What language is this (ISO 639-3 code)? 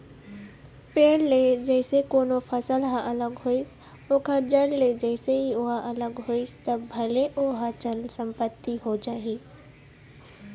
hne